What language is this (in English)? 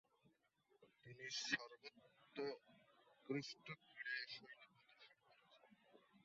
Bangla